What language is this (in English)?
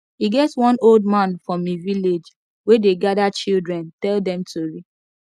Nigerian Pidgin